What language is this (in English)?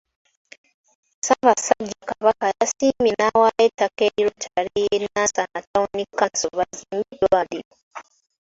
Ganda